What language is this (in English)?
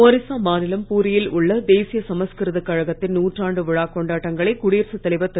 Tamil